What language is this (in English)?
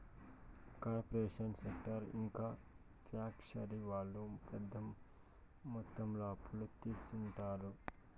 Telugu